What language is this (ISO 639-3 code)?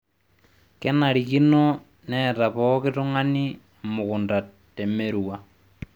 mas